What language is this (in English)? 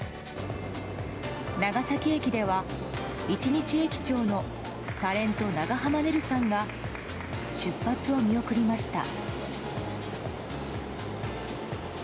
Japanese